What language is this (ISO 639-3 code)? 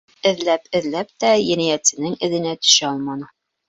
bak